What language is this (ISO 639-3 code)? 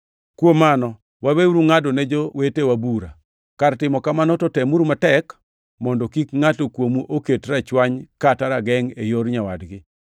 luo